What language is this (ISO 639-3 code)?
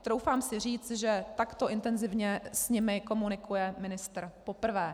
ces